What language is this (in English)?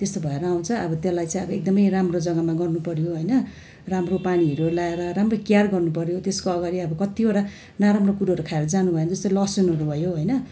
Nepali